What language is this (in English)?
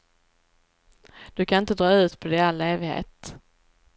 Swedish